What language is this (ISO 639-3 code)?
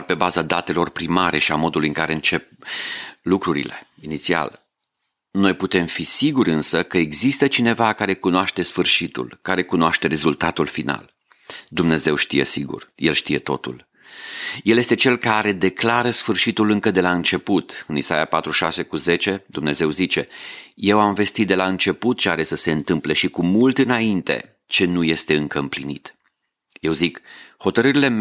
ron